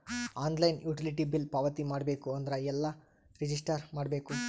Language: Kannada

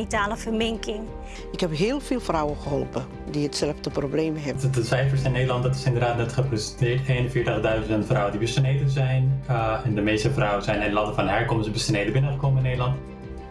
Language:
Dutch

